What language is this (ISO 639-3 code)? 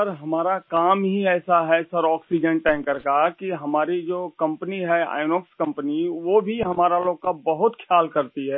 hin